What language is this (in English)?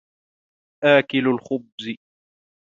Arabic